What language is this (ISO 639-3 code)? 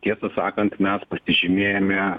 lit